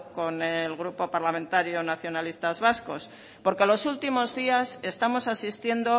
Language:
Spanish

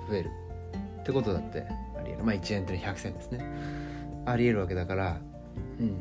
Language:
Japanese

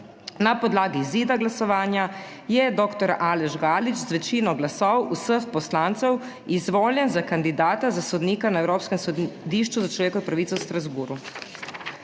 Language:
Slovenian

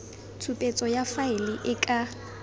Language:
Tswana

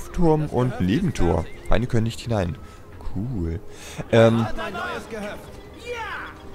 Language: German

